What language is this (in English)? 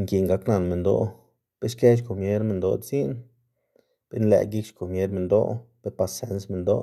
Xanaguía Zapotec